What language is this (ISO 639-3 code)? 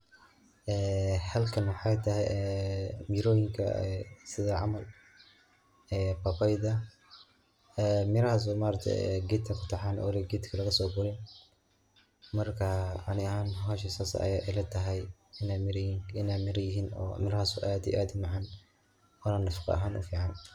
som